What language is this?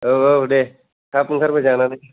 Bodo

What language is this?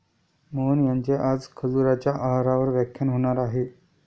Marathi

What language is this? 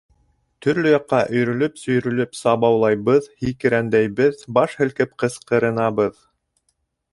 Bashkir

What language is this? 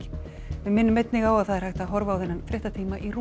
Icelandic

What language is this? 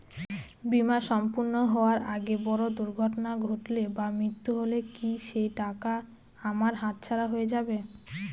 Bangla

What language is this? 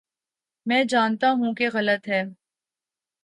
Urdu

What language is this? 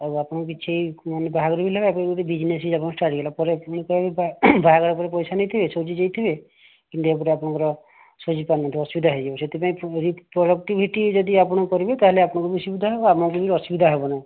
Odia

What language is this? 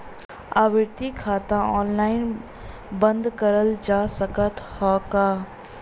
Bhojpuri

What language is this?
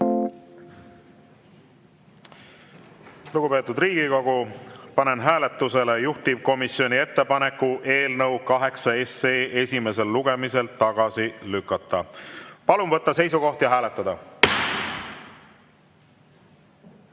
Estonian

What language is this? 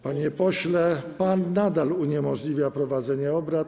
Polish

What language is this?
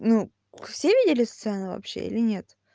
Russian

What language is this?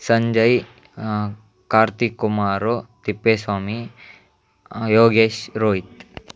Kannada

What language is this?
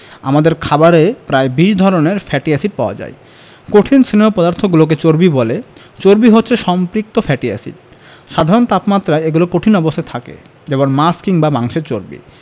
Bangla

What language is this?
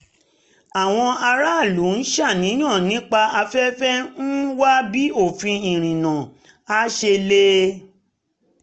Yoruba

